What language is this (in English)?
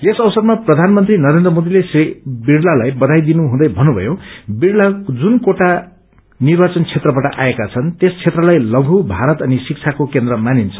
Nepali